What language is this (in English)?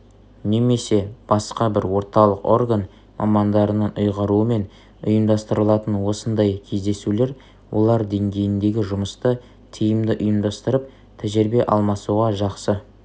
Kazakh